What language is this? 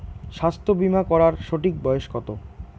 Bangla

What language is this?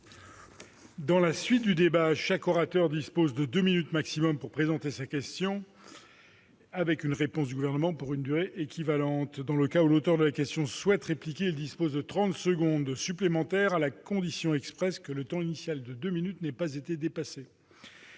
French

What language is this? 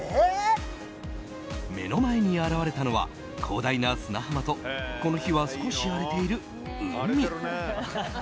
Japanese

